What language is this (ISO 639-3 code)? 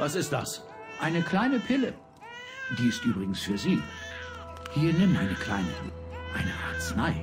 deu